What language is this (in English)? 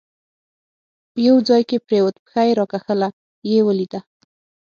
Pashto